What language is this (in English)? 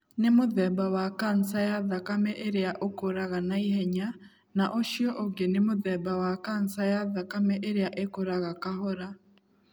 Kikuyu